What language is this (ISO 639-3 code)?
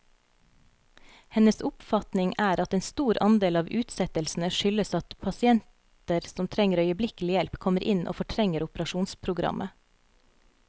nor